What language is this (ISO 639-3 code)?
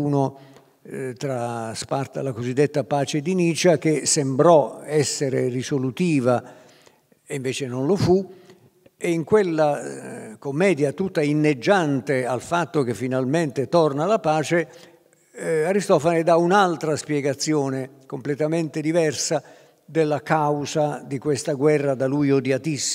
ita